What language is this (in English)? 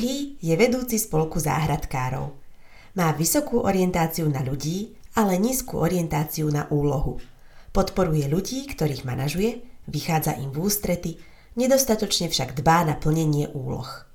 Slovak